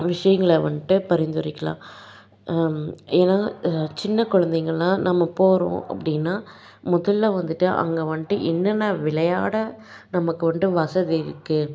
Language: Tamil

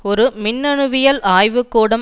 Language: Tamil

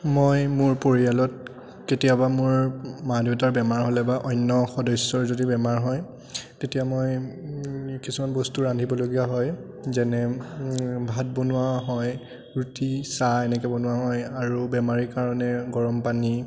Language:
Assamese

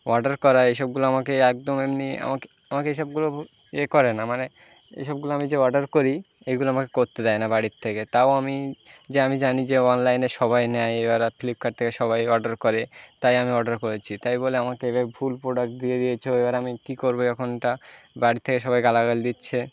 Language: Bangla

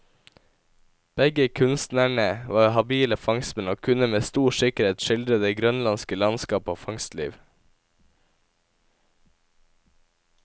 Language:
Norwegian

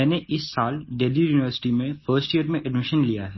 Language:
Hindi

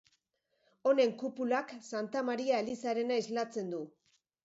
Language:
Basque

